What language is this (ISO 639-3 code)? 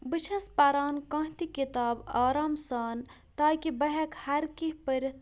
kas